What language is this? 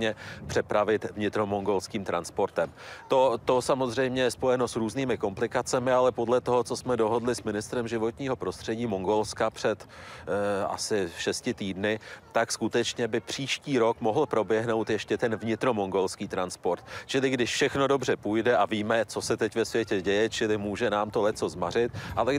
Czech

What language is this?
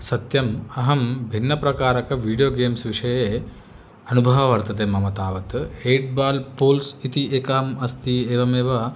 Sanskrit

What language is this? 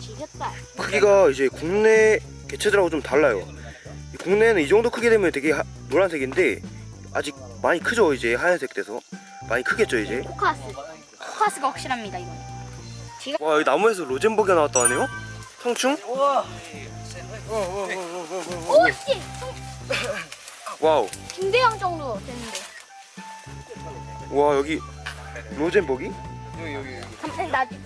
Korean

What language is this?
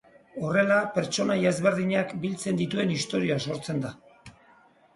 Basque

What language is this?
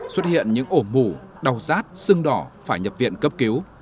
Vietnamese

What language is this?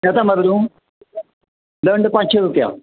Konkani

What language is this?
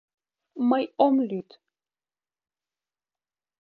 Mari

